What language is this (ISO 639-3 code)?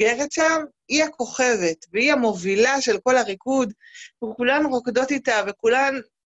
heb